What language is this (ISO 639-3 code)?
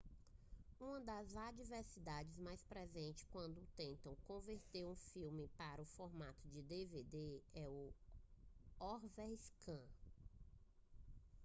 por